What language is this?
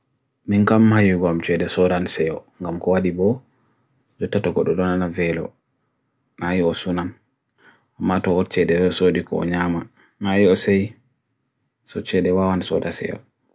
Bagirmi Fulfulde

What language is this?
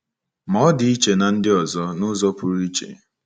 Igbo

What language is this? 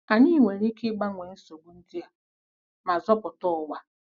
Igbo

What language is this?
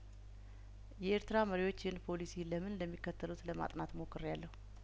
Amharic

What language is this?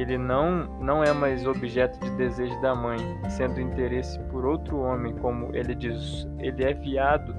Portuguese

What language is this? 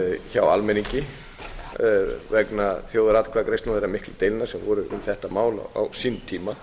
Icelandic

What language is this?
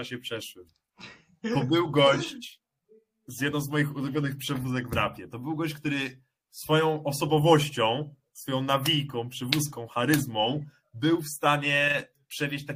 Polish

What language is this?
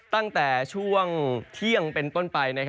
Thai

